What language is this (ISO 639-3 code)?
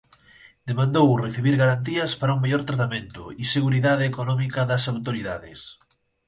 glg